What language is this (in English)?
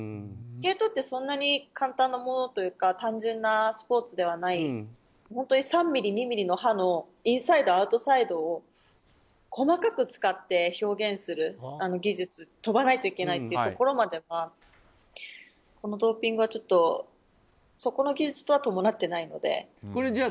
Japanese